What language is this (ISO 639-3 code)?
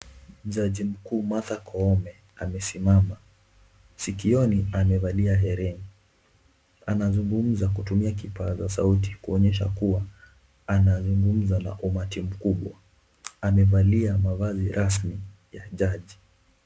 swa